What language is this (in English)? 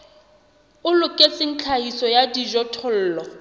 Southern Sotho